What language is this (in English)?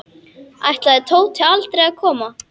Icelandic